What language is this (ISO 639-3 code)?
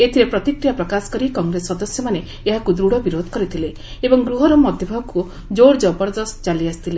ori